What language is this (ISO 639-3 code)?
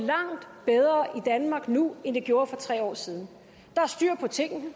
dan